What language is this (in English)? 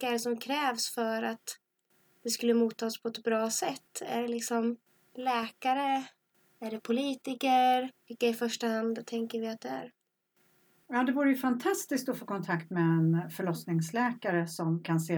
Swedish